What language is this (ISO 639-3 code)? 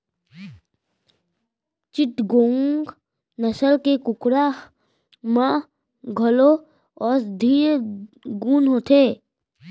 hne